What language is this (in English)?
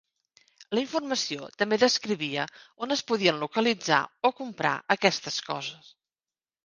Catalan